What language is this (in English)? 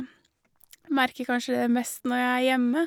Norwegian